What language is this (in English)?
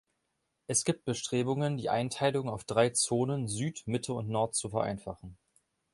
German